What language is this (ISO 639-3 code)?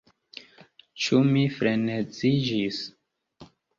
epo